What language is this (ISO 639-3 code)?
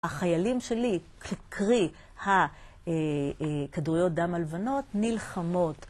heb